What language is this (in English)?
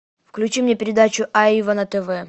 Russian